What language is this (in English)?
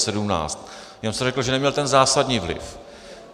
Czech